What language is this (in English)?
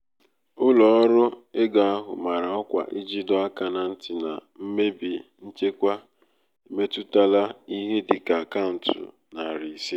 Igbo